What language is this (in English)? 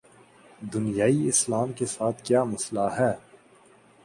Urdu